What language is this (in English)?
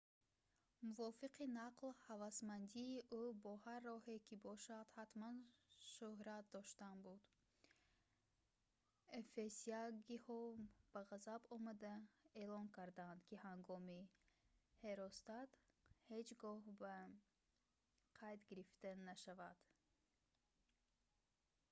Tajik